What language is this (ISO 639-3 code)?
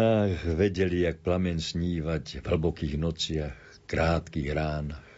slk